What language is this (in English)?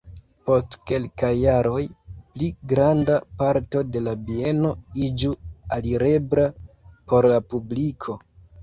Esperanto